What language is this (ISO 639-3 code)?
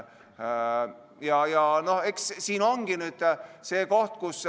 est